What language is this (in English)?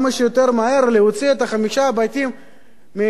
Hebrew